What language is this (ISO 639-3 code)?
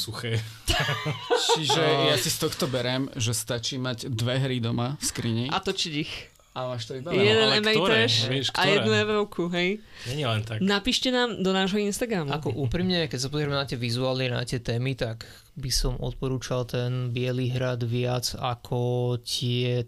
slk